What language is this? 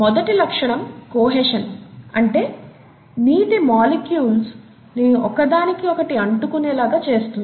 Telugu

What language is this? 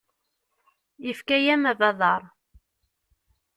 Kabyle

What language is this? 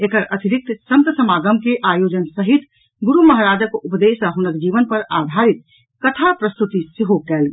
Maithili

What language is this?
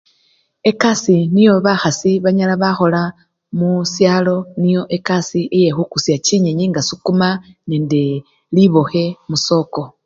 Luyia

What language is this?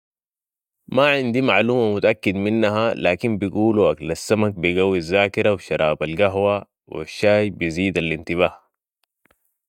Sudanese Arabic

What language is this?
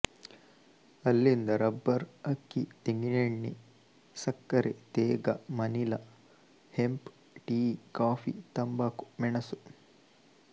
Kannada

